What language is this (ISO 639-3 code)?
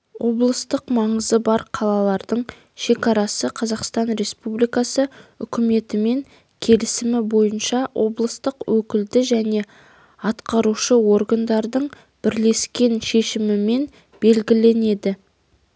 kaz